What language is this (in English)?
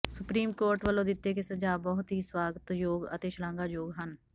Punjabi